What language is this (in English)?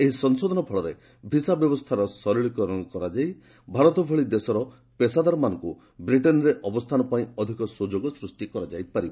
Odia